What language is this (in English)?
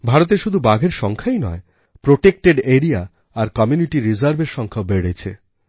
Bangla